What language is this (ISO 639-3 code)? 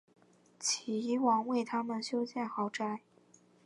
zho